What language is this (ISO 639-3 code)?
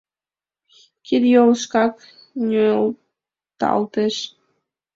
chm